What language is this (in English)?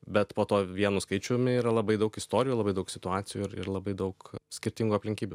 Lithuanian